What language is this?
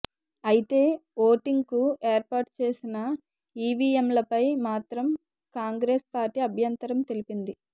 Telugu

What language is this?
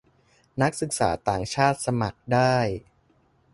Thai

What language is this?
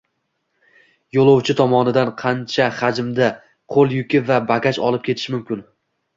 Uzbek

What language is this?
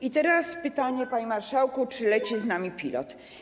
Polish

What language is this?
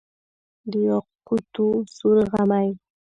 Pashto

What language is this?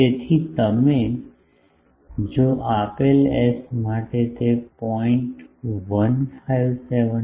Gujarati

